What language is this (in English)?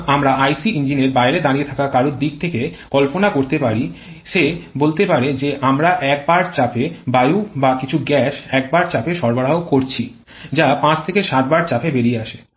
Bangla